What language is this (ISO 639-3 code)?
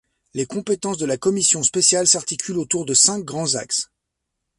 fra